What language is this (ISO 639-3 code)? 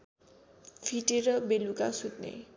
nep